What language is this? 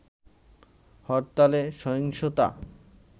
Bangla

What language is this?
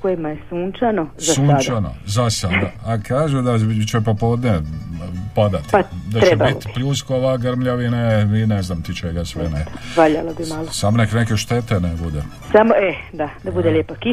Croatian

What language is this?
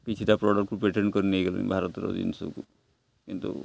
Odia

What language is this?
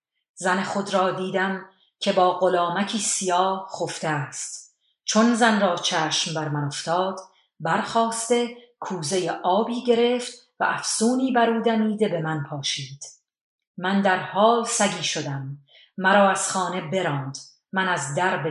Persian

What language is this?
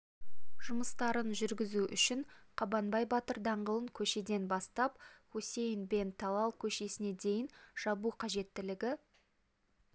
Kazakh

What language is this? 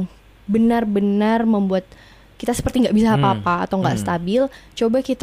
Indonesian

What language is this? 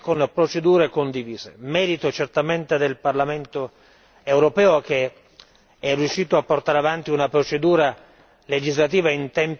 Italian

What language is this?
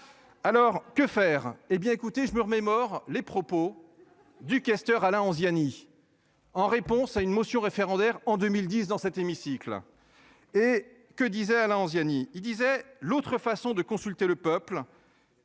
French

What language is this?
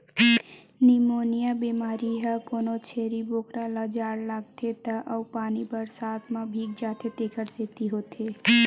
Chhattisgarhi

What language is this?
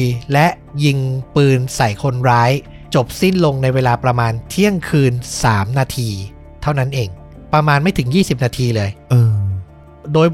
Thai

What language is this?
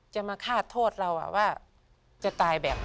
Thai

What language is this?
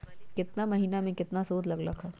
Magahi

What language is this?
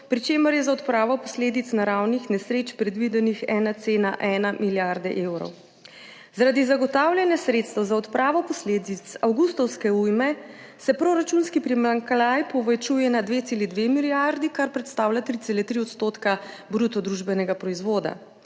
Slovenian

